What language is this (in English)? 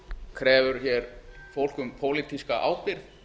Icelandic